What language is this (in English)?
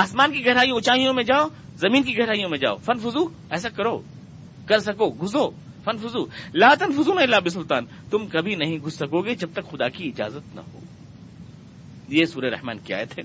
Urdu